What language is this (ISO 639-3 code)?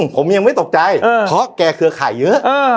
tha